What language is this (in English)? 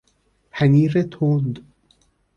Persian